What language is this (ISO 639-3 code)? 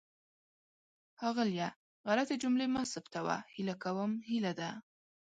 pus